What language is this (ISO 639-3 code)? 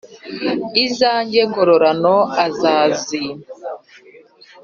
kin